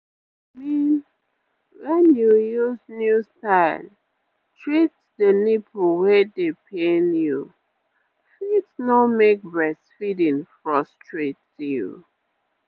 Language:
Nigerian Pidgin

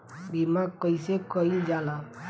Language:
Bhojpuri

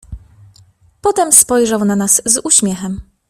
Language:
Polish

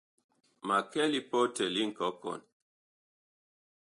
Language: Bakoko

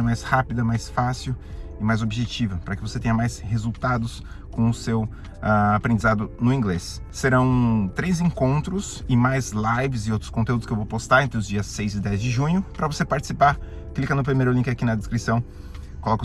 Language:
Portuguese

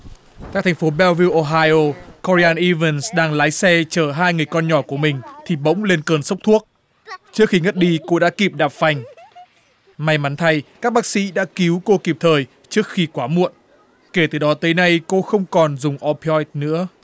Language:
Vietnamese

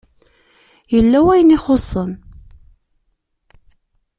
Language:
Kabyle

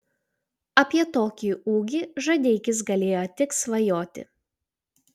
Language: Lithuanian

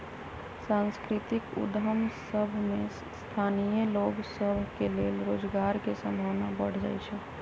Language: Magahi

